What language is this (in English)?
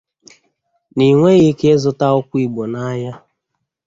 Igbo